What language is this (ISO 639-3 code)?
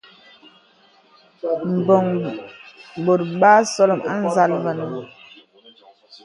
beb